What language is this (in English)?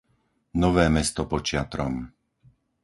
Slovak